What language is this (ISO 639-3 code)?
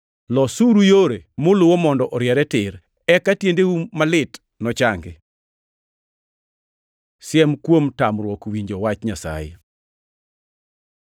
luo